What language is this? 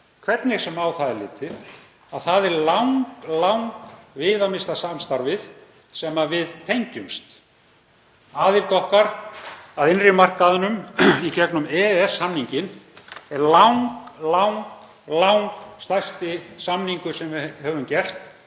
Icelandic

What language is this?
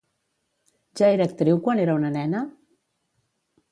Catalan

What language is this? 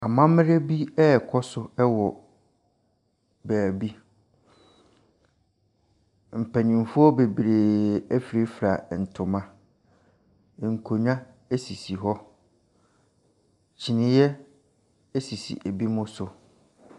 Akan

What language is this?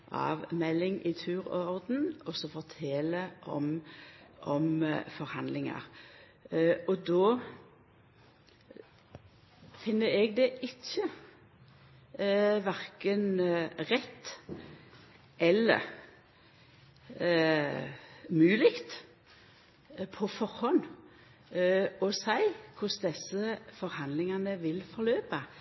Norwegian Nynorsk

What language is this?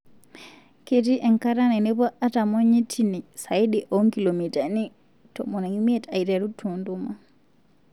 Masai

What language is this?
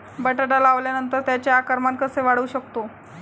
Marathi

